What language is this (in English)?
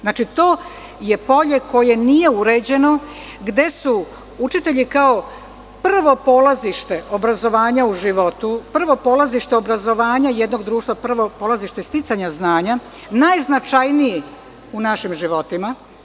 Serbian